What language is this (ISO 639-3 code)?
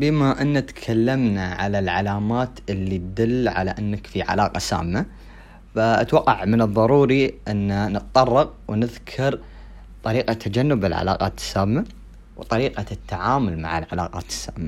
ara